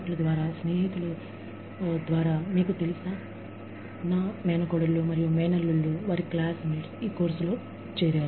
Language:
Telugu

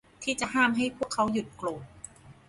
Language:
Thai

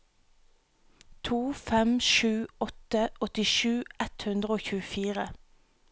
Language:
Norwegian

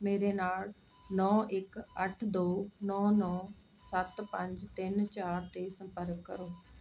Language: Punjabi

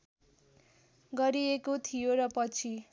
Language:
Nepali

